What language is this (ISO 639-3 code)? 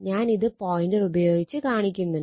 mal